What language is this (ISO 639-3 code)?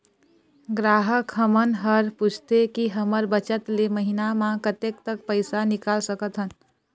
hne